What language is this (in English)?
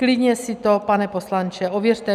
Czech